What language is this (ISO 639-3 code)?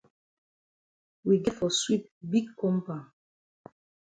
wes